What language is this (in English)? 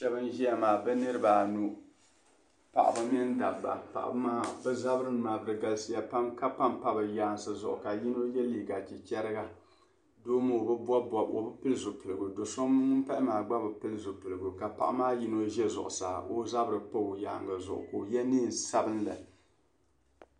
Dagbani